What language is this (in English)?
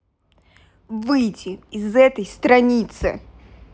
Russian